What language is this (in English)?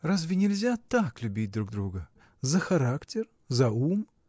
Russian